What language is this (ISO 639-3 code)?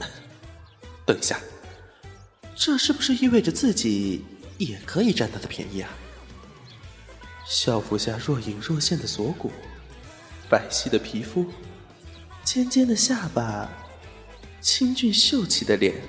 zho